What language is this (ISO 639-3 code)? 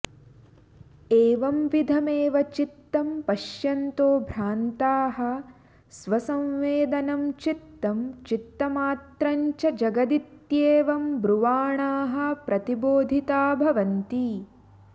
san